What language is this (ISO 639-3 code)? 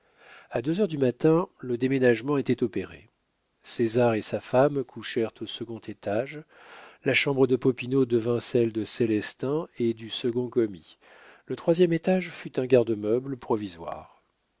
fra